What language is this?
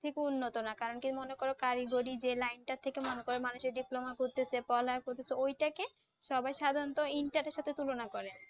Bangla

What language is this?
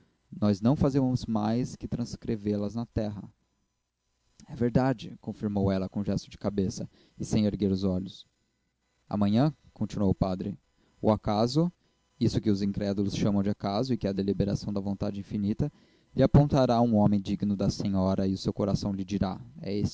Portuguese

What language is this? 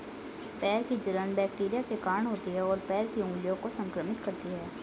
Hindi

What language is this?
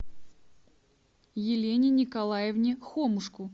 Russian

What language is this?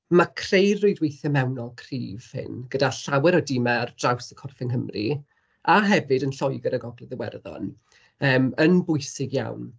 Welsh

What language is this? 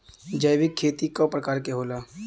Bhojpuri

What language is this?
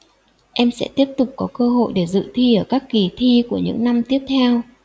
Vietnamese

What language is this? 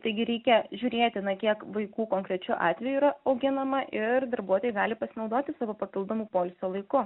Lithuanian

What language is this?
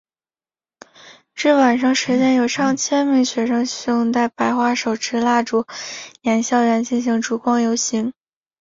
Chinese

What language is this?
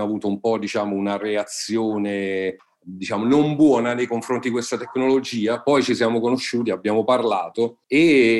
Italian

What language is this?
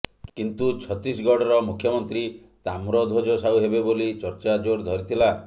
Odia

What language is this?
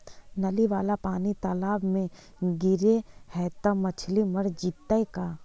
Magahi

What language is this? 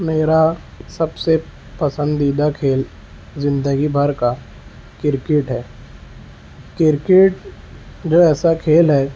Urdu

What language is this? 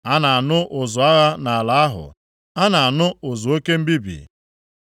Igbo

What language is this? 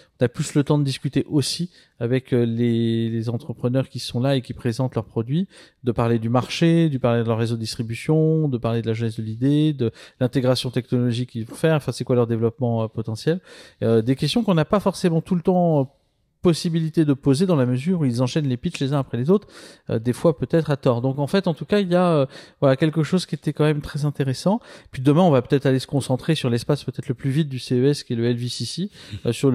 French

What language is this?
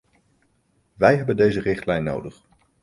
Dutch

